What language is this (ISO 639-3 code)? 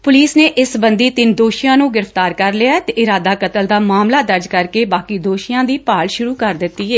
pan